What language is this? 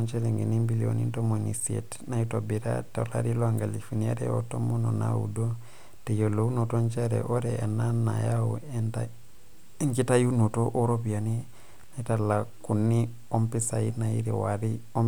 Masai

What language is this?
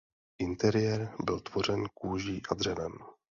Czech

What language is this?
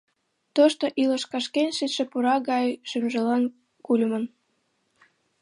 Mari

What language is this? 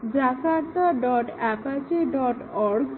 Bangla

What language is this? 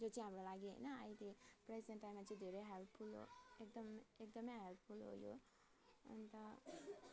Nepali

